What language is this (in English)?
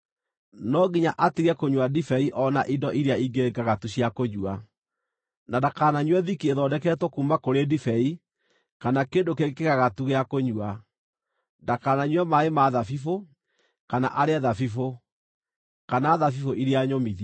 Kikuyu